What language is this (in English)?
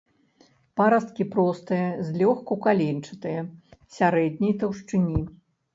Belarusian